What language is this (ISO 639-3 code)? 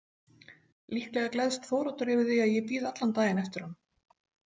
isl